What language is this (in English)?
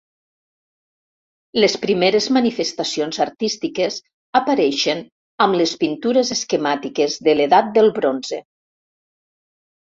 Catalan